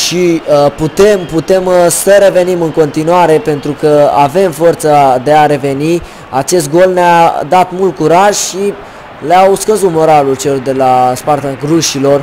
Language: Romanian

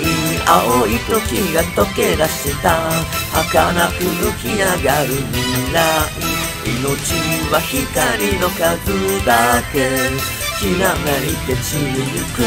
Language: Japanese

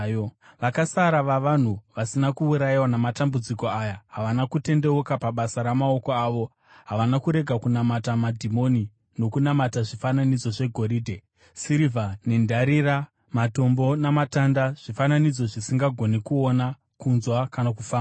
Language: Shona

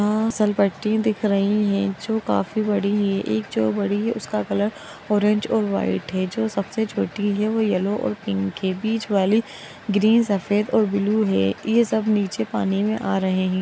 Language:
Magahi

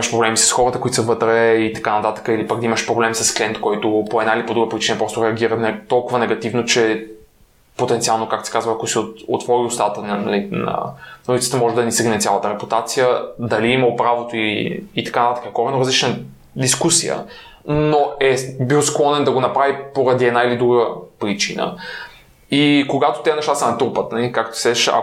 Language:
Bulgarian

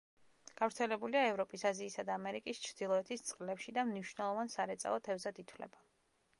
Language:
Georgian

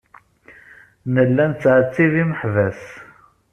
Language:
Kabyle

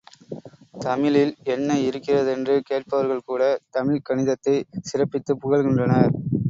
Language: Tamil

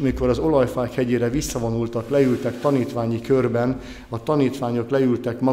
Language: Hungarian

